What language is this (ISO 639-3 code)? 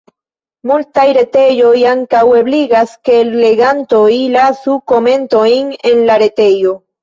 epo